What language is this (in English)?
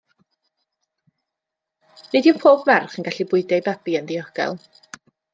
Welsh